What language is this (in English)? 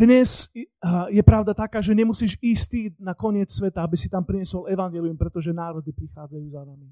Slovak